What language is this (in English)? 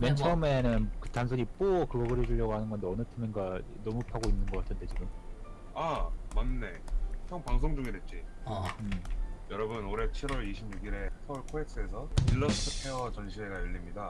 Korean